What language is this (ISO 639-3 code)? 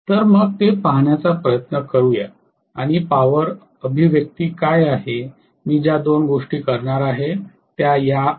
mar